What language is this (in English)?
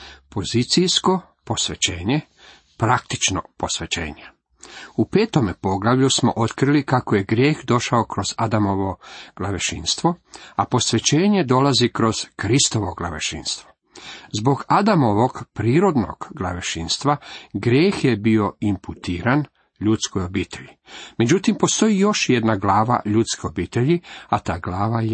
Croatian